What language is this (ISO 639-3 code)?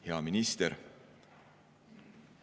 est